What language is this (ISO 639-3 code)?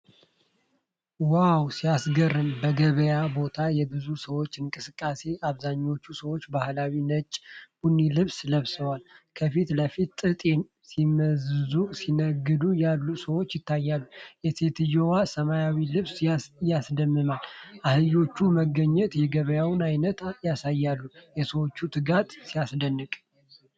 amh